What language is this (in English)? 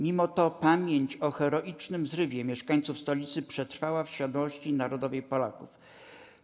Polish